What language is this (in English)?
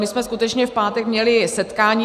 Czech